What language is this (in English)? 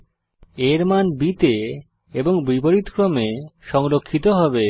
Bangla